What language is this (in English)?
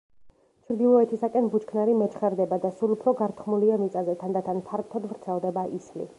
Georgian